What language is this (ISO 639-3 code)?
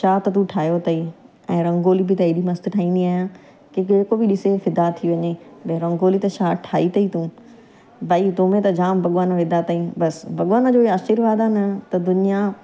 snd